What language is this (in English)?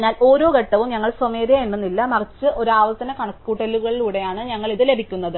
Malayalam